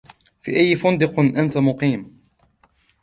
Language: Arabic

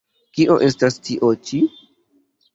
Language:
Esperanto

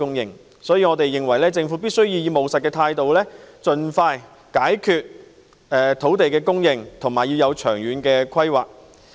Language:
Cantonese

